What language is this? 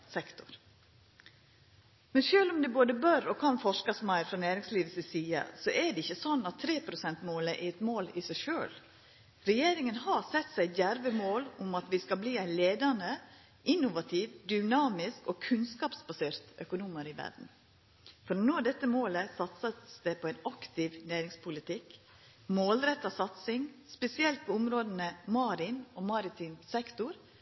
Norwegian Nynorsk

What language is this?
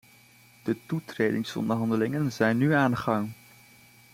Dutch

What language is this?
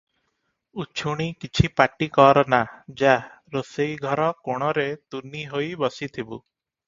Odia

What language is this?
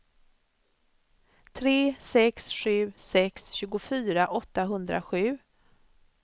Swedish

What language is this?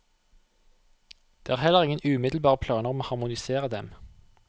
Norwegian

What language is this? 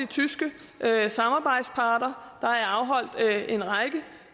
Danish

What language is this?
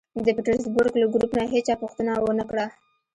Pashto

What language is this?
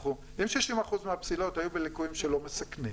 Hebrew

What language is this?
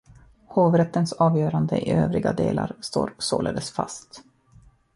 Swedish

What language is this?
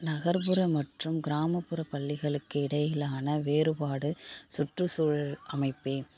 Tamil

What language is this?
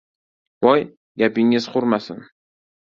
Uzbek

